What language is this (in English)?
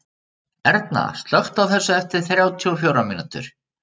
Icelandic